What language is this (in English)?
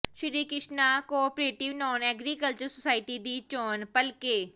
Punjabi